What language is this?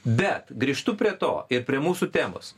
Lithuanian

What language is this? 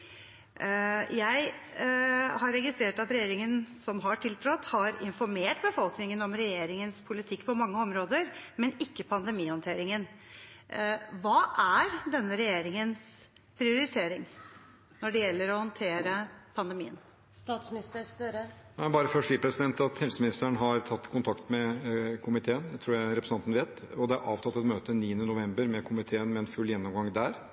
Norwegian Bokmål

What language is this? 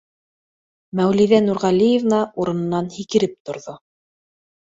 Bashkir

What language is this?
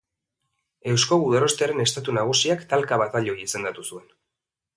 Basque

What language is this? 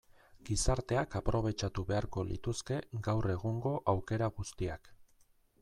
Basque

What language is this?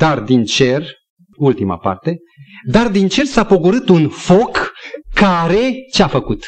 Romanian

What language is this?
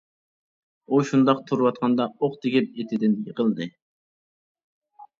Uyghur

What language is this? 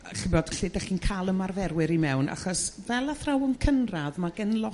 Welsh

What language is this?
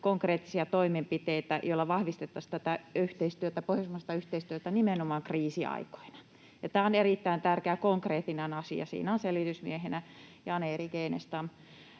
Finnish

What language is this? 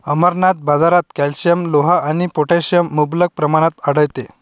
Marathi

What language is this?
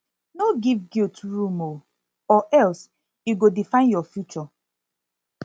Nigerian Pidgin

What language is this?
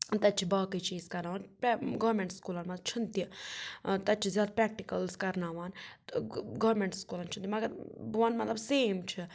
Kashmiri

